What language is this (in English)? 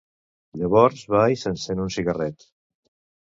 Catalan